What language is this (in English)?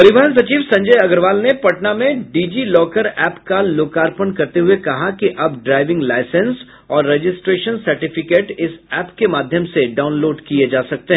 Hindi